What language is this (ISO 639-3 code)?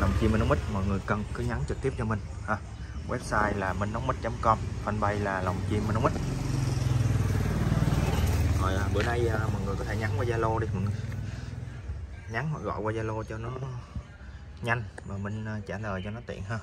vie